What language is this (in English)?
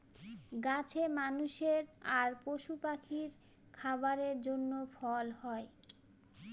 Bangla